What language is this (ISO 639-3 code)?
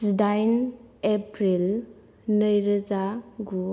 brx